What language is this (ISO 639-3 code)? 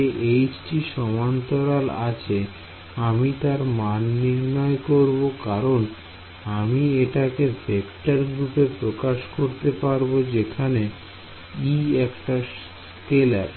ben